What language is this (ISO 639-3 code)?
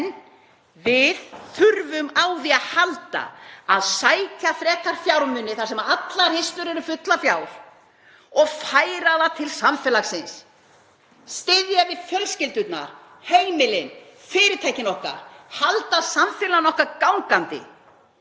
isl